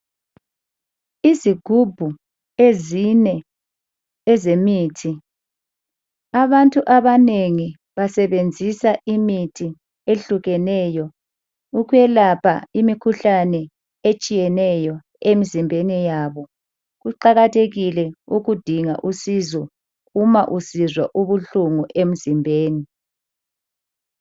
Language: North Ndebele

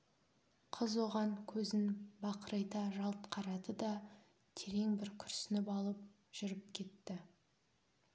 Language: Kazakh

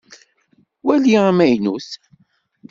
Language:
Kabyle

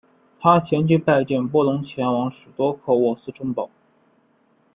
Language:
Chinese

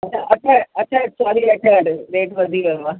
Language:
Sindhi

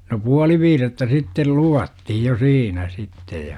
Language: Finnish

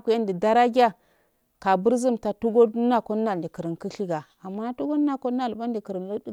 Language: Afade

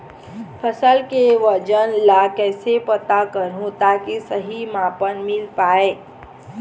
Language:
Chhattisgarhi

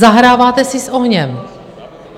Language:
Czech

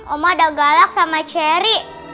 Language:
Indonesian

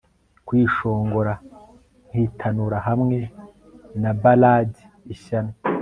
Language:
Kinyarwanda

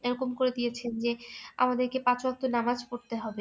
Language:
Bangla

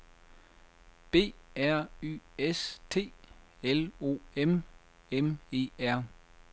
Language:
Danish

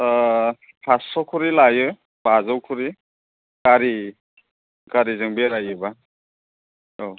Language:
Bodo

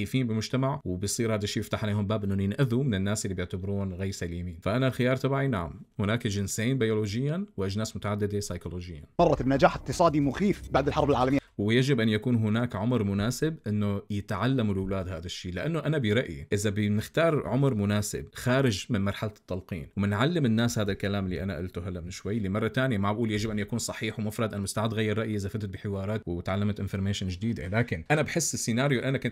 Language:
Arabic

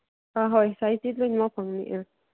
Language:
Manipuri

